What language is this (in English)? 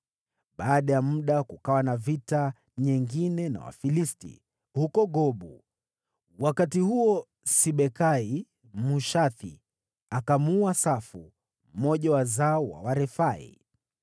Swahili